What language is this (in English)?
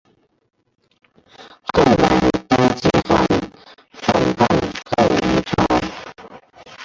Chinese